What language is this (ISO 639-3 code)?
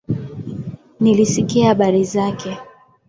swa